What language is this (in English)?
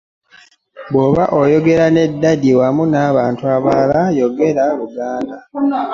Ganda